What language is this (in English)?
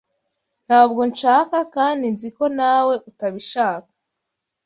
Kinyarwanda